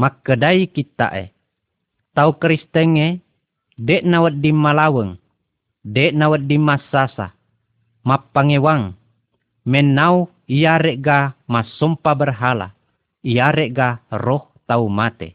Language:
Malay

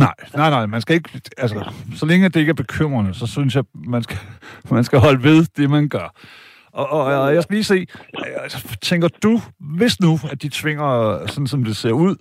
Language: Danish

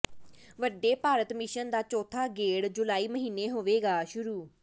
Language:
Punjabi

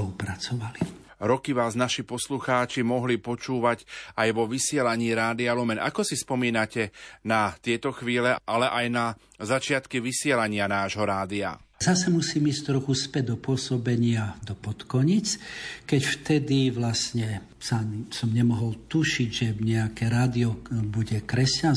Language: Slovak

